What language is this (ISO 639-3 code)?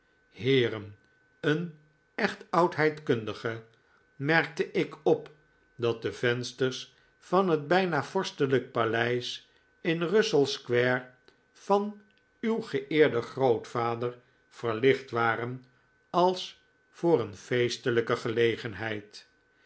nld